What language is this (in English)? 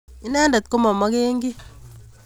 Kalenjin